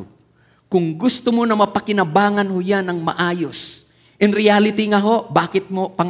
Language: Filipino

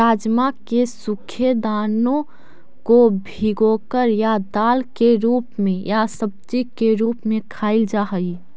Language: Magahi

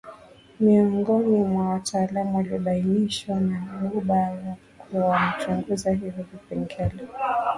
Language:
Swahili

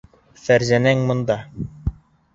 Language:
Bashkir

